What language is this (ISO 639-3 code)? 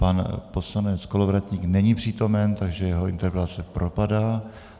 ces